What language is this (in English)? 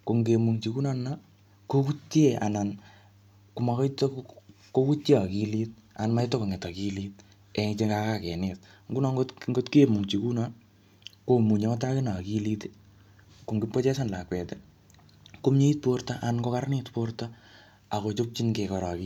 Kalenjin